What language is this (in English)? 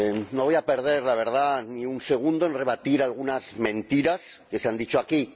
Spanish